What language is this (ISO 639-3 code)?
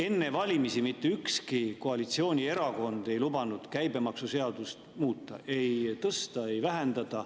est